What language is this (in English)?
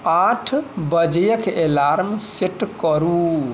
Maithili